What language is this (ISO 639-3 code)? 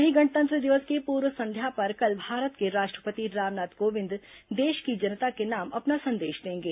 hin